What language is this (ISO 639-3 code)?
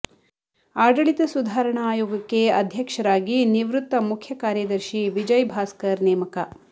kan